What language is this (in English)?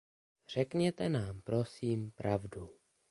Czech